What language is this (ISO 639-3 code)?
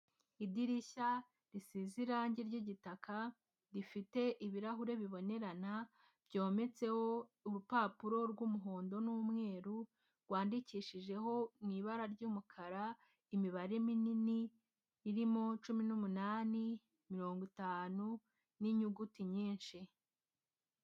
kin